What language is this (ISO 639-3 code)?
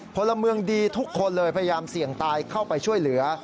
tha